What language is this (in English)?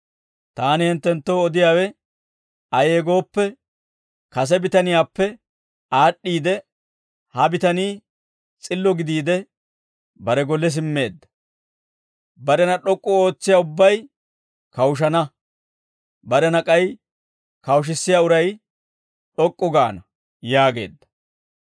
Dawro